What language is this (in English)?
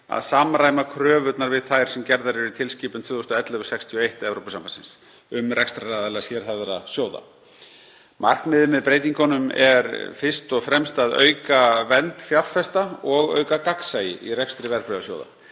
Icelandic